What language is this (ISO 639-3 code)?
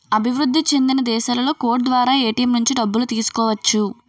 tel